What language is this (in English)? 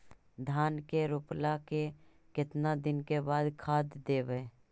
Magahi